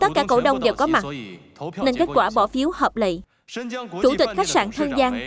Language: Vietnamese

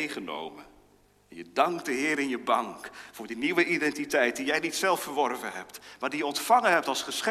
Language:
Dutch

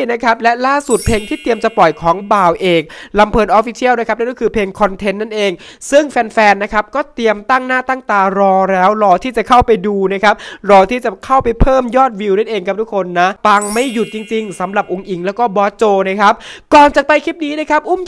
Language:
Thai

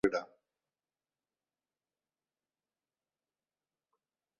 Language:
Basque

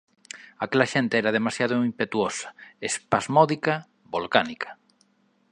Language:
Galician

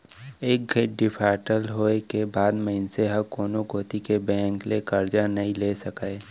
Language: Chhattisgarhi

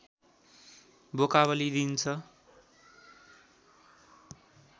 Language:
Nepali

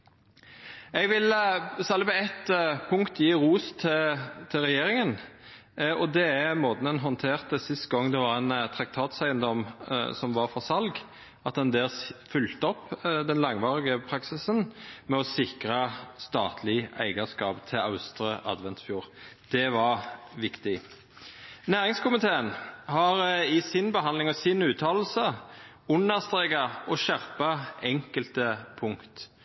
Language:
Norwegian Nynorsk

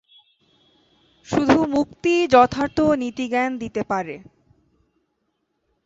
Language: Bangla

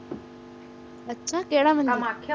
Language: Punjabi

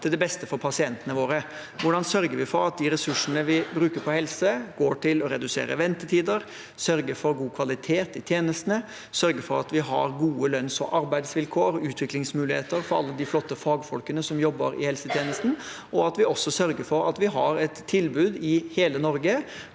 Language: Norwegian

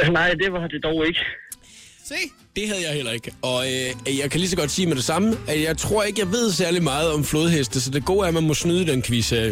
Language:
Danish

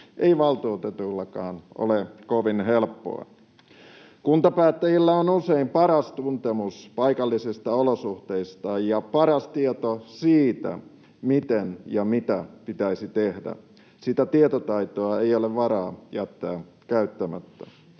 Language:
Finnish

